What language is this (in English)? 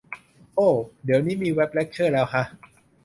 Thai